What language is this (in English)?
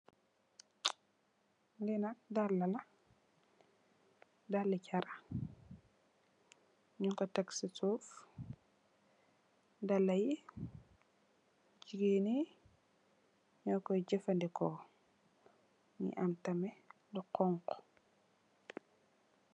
Wolof